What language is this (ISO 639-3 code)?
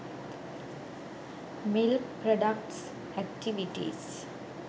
sin